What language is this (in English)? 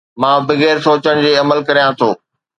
Sindhi